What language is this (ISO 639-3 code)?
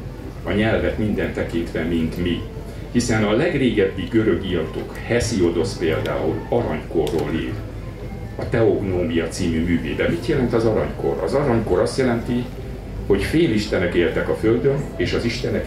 hun